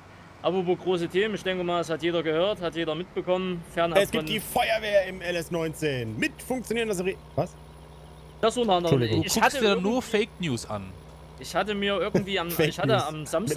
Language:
German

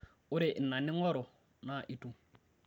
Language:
Masai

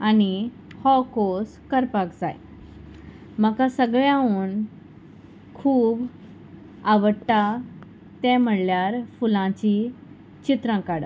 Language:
Konkani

